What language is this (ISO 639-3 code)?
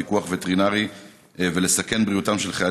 heb